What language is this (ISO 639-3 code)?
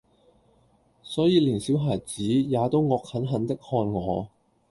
yue